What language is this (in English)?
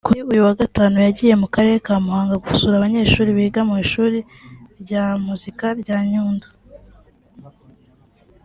Kinyarwanda